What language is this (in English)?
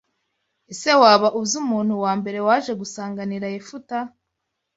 Kinyarwanda